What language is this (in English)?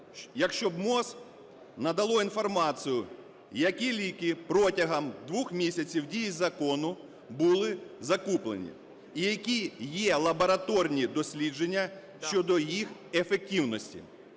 Ukrainian